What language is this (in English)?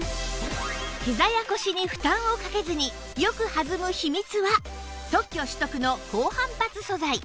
Japanese